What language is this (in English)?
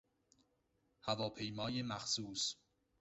Persian